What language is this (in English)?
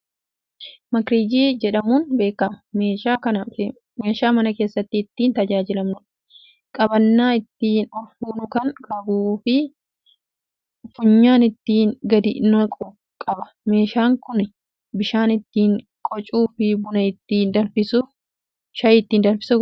Oromo